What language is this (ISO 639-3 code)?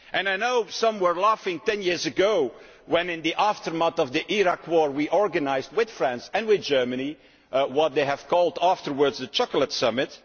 eng